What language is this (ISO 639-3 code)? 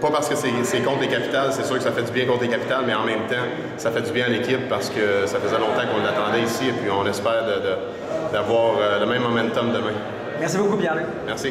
fra